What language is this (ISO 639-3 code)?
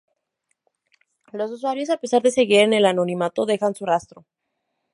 spa